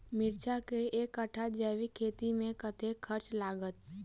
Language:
Maithili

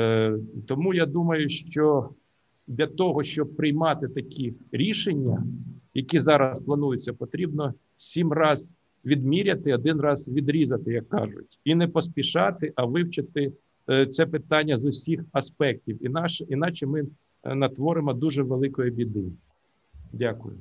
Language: Ukrainian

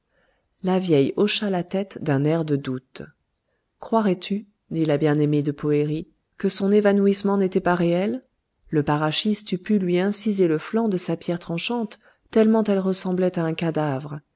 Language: French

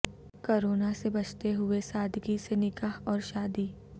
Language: Urdu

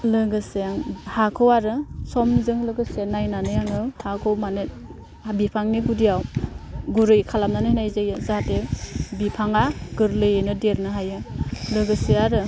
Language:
Bodo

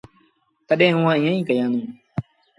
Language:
Sindhi Bhil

